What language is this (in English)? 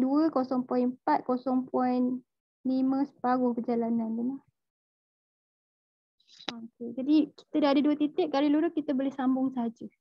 Malay